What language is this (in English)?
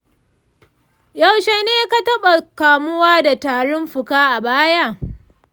Hausa